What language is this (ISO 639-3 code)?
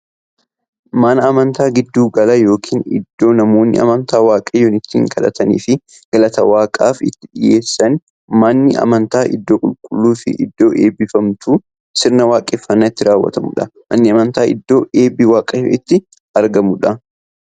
orm